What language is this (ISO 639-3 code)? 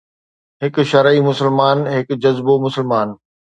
snd